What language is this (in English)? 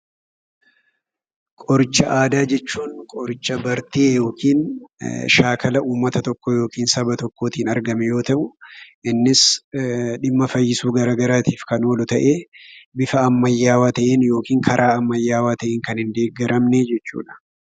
Oromo